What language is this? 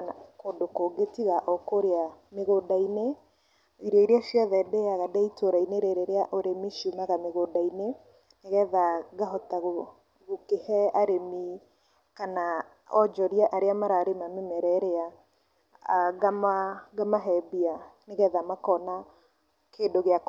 Kikuyu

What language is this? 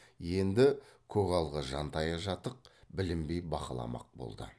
Kazakh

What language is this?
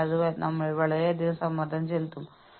Malayalam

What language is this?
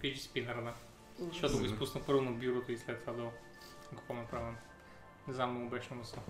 Bulgarian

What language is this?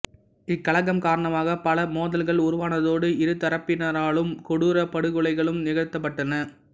Tamil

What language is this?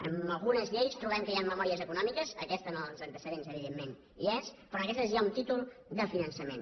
Catalan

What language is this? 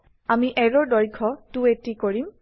Assamese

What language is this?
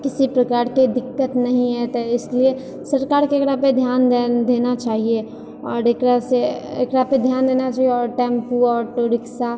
Maithili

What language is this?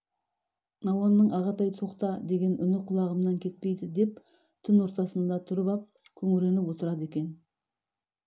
Kazakh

